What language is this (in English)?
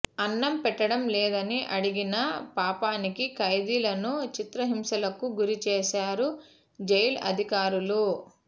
Telugu